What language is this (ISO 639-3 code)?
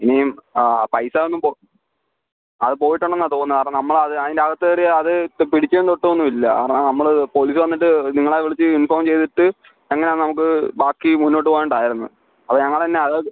mal